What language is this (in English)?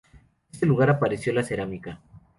Spanish